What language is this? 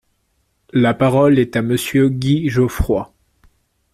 French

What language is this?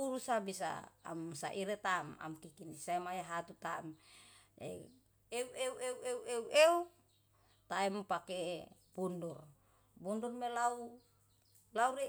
Yalahatan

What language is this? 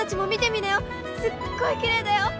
Japanese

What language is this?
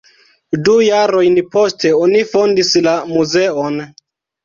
Esperanto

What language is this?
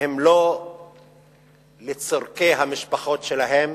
Hebrew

